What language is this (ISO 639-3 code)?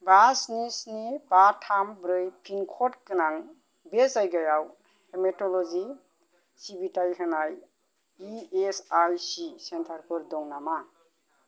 brx